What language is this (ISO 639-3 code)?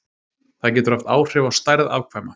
isl